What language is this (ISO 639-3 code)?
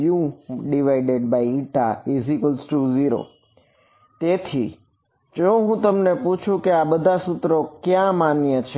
guj